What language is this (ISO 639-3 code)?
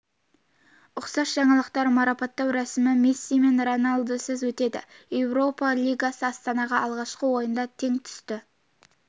kaz